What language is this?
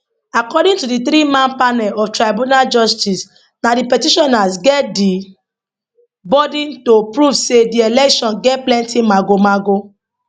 Nigerian Pidgin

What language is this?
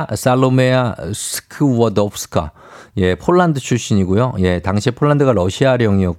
Korean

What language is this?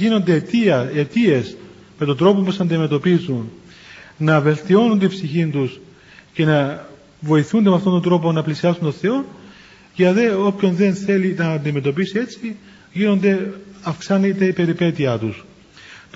Greek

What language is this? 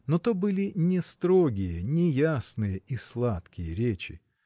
Russian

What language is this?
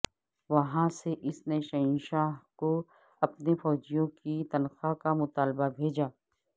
Urdu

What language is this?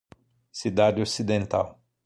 Portuguese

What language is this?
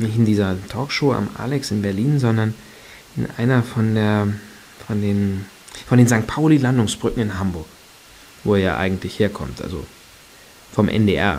German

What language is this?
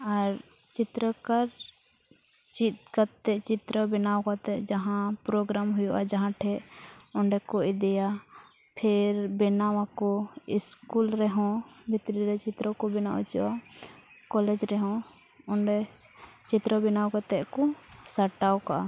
Santali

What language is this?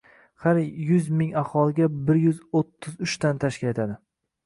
Uzbek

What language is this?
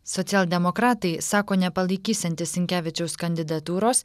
Lithuanian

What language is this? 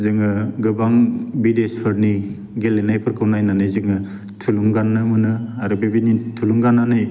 Bodo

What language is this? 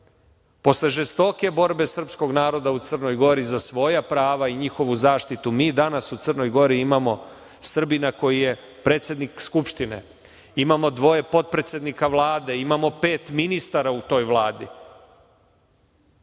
Serbian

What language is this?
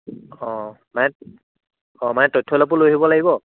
Assamese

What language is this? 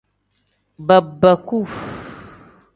Tem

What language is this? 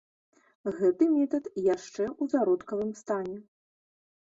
Belarusian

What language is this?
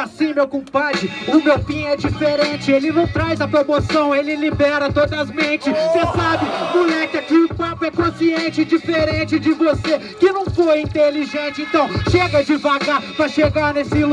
Portuguese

